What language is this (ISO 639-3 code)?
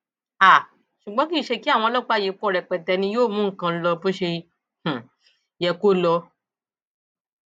yor